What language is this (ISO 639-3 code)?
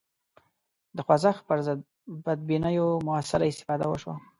pus